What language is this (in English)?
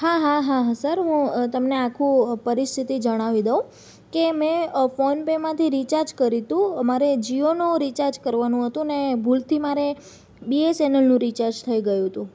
Gujarati